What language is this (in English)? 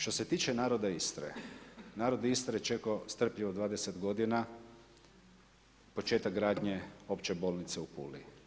Croatian